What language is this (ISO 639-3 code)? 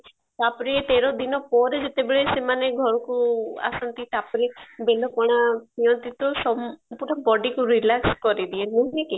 ori